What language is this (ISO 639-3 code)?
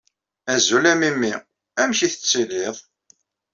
kab